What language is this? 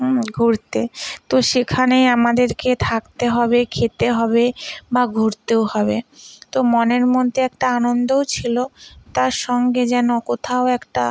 Bangla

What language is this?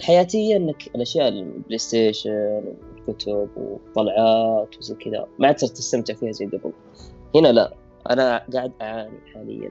Arabic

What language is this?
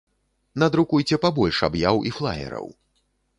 Belarusian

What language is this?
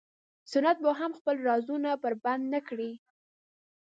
Pashto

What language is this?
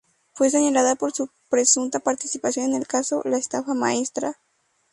Spanish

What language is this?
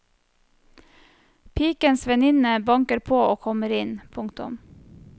Norwegian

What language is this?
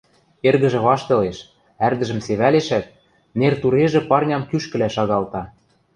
Western Mari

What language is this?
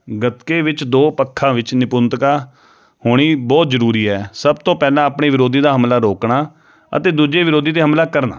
Punjabi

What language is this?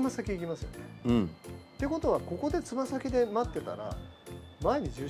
Japanese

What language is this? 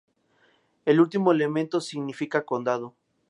Spanish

